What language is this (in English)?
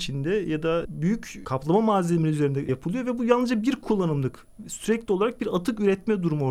Turkish